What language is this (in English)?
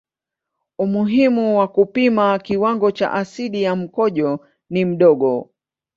Swahili